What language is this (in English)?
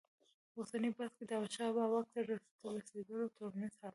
Pashto